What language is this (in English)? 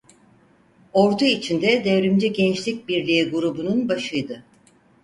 Turkish